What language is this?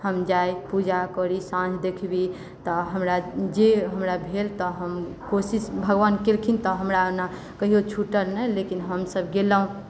Maithili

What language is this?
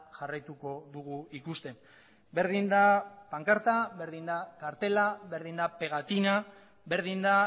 Basque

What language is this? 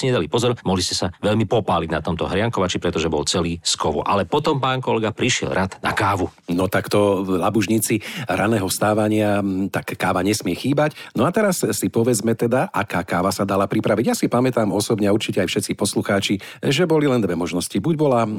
Slovak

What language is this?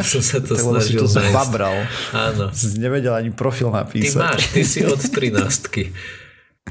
Slovak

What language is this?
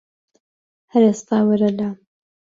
Central Kurdish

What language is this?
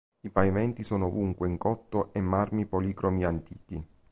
Italian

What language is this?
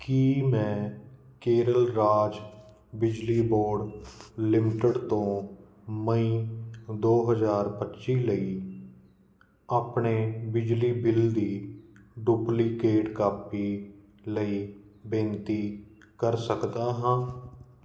Punjabi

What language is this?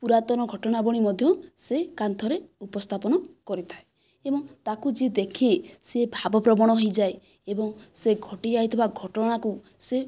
Odia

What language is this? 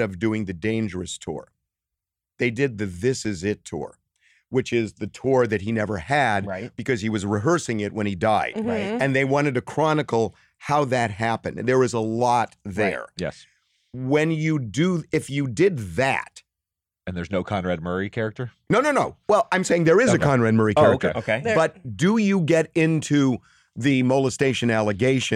English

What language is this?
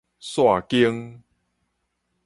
Min Nan Chinese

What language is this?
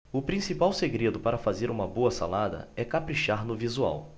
Portuguese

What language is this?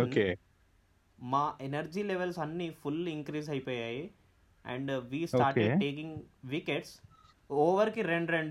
Telugu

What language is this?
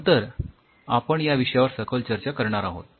Marathi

